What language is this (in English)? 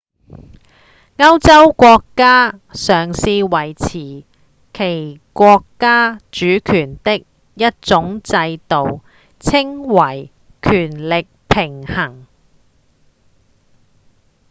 Cantonese